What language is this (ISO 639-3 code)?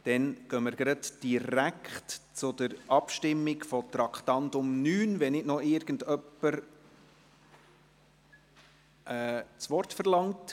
gsw